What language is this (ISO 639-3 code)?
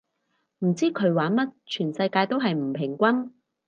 yue